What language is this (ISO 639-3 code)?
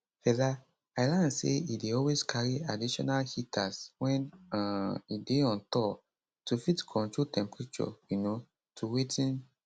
pcm